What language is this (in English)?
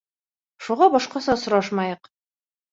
Bashkir